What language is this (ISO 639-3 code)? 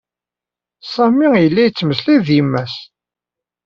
kab